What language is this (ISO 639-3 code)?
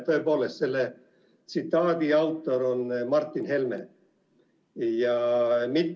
est